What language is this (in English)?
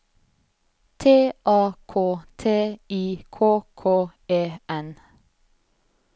Norwegian